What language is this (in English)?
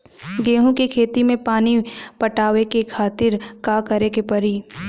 Bhojpuri